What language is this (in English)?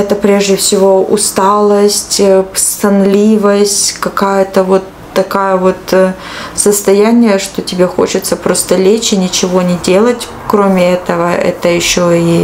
Russian